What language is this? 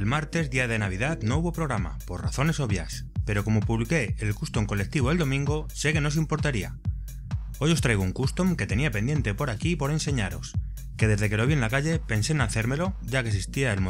Spanish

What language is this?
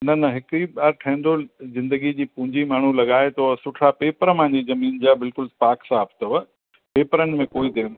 Sindhi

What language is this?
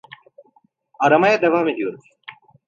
Turkish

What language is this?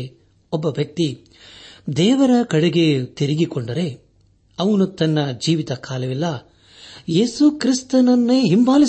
Kannada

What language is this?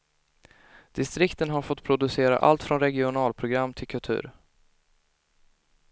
Swedish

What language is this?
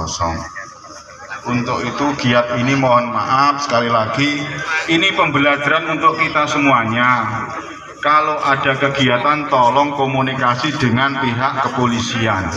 Indonesian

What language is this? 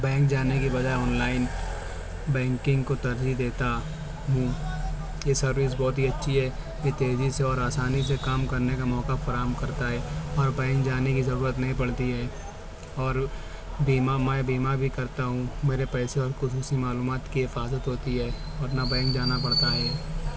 Urdu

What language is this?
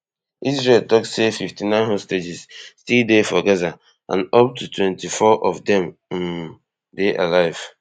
Nigerian Pidgin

